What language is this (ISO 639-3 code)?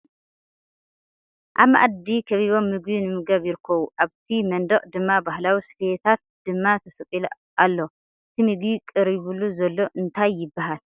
tir